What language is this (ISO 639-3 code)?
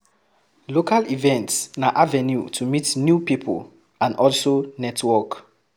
pcm